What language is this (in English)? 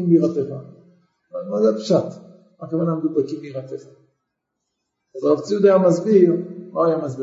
Hebrew